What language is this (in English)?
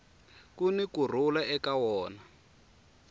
Tsonga